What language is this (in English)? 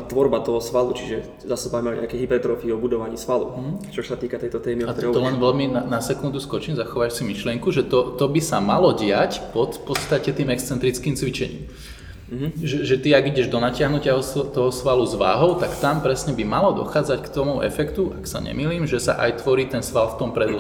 Slovak